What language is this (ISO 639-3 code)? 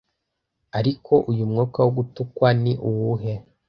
kin